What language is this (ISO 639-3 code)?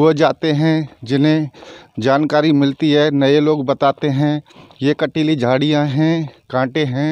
hin